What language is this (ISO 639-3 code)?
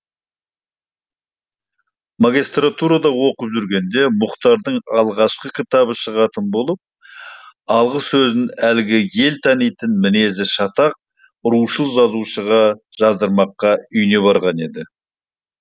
kaz